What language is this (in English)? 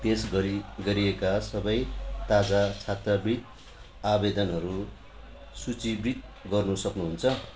Nepali